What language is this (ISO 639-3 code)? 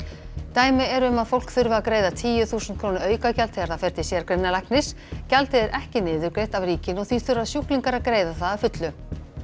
isl